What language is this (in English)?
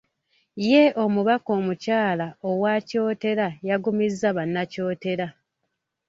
Ganda